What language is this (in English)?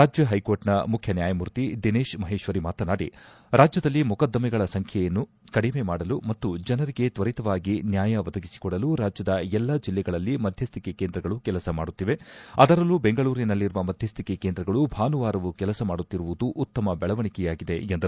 Kannada